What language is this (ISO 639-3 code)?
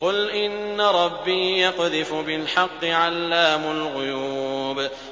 ara